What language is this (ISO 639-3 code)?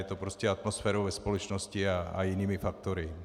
ces